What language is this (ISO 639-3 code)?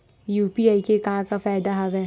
hne